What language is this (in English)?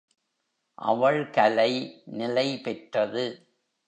Tamil